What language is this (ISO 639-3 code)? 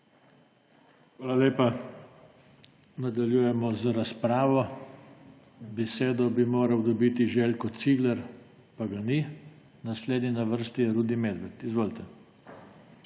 slv